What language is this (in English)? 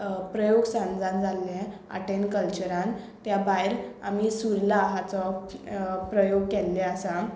Konkani